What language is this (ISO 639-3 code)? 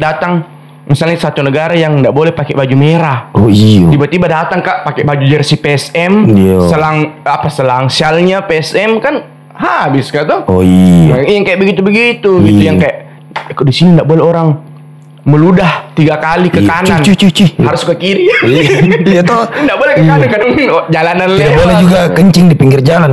ind